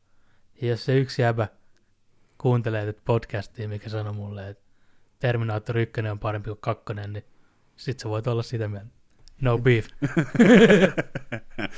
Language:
Finnish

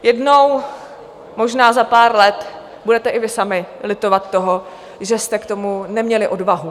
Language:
Czech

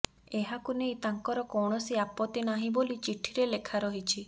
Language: Odia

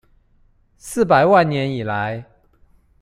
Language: Chinese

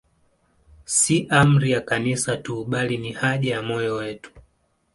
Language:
Swahili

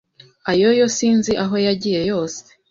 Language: Kinyarwanda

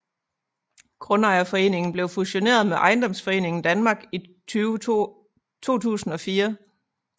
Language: Danish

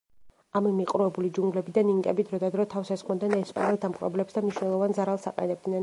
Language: Georgian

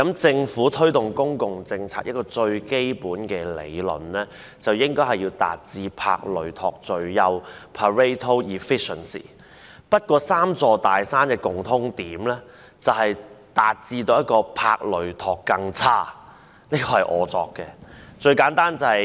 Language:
Cantonese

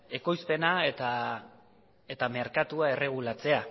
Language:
Basque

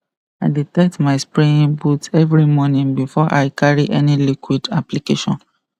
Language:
Nigerian Pidgin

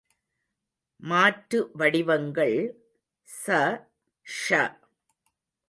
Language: Tamil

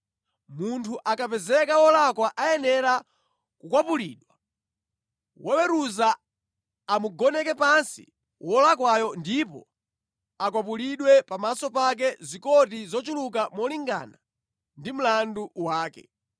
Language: Nyanja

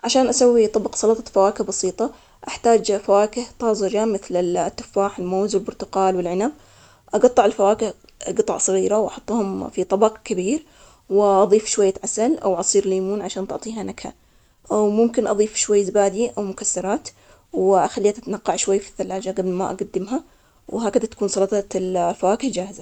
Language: Omani Arabic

